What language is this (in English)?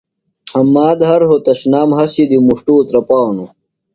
Phalura